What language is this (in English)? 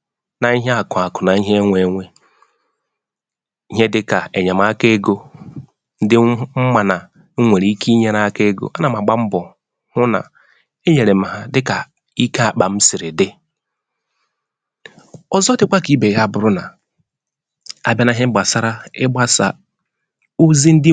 Igbo